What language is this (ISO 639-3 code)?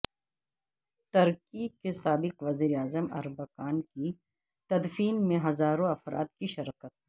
urd